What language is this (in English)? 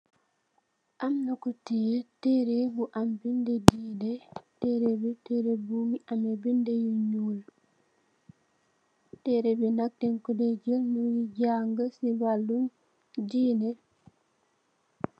Wolof